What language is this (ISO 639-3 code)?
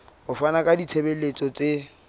sot